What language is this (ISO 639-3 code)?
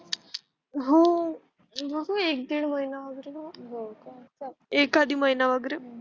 mar